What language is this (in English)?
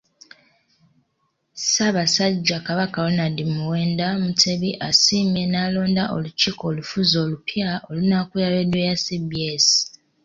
Ganda